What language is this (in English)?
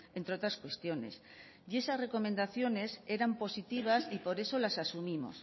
Spanish